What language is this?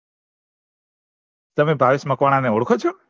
Gujarati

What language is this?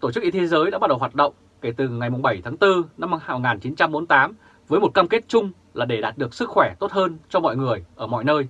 Vietnamese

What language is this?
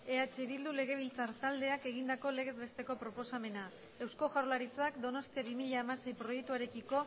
Basque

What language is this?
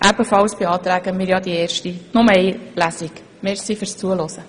Swiss German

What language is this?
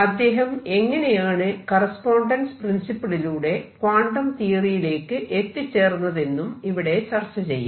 Malayalam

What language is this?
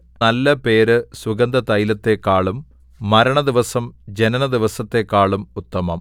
Malayalam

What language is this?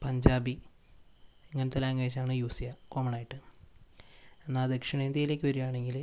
Malayalam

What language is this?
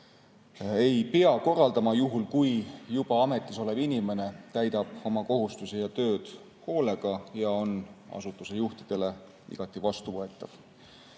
Estonian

